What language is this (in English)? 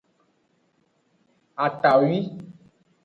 Aja (Benin)